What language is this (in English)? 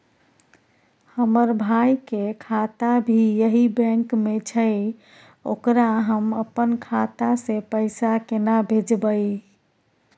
Maithili